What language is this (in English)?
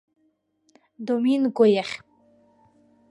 Abkhazian